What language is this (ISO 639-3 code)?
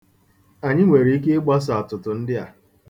ibo